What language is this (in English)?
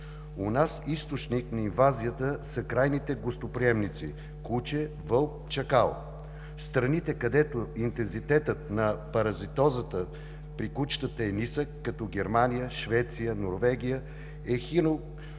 Bulgarian